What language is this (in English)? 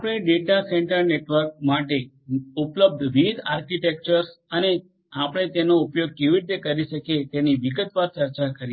Gujarati